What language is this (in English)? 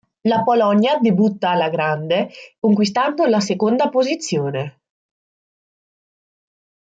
Italian